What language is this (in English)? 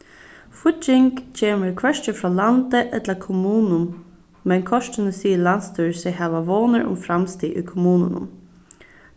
Faroese